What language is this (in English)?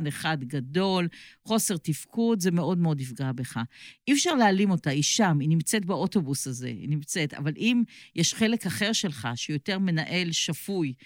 Hebrew